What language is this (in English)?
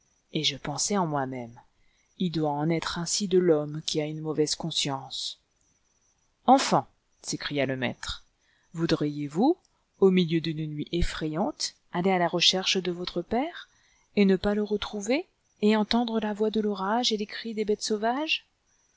French